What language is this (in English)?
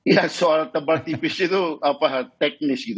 Indonesian